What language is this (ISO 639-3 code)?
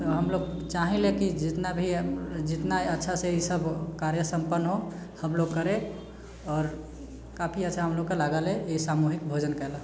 mai